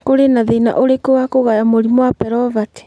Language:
Kikuyu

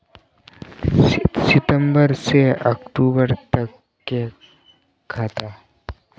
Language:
Magahi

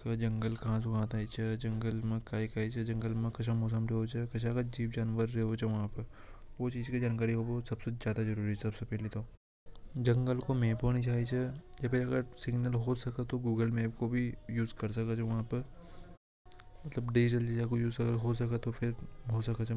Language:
Hadothi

